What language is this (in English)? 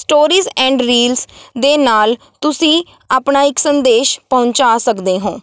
Punjabi